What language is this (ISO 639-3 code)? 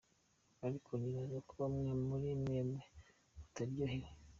kin